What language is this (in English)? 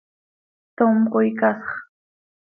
Seri